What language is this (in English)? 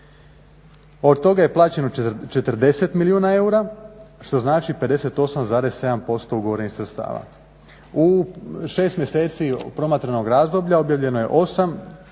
Croatian